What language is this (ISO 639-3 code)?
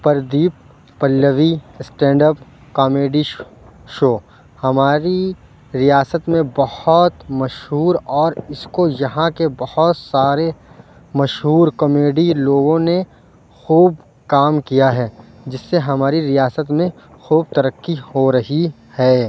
urd